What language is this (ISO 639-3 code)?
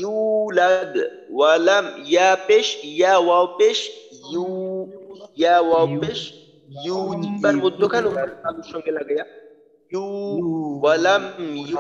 ara